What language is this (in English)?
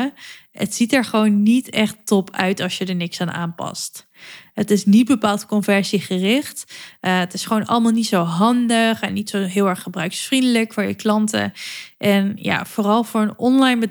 Dutch